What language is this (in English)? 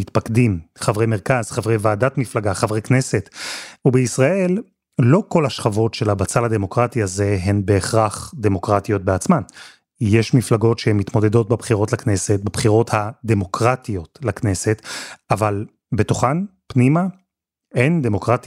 Hebrew